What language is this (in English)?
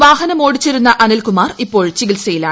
Malayalam